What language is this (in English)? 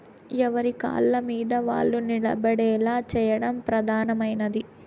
Telugu